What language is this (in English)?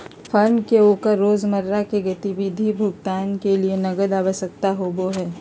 Magahi